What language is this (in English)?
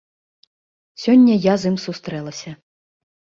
Belarusian